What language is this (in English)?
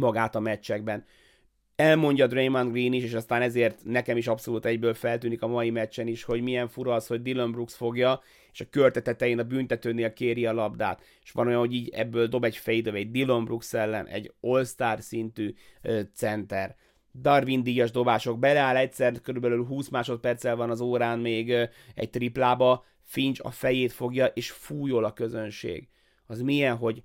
Hungarian